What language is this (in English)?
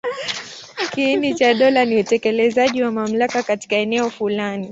Swahili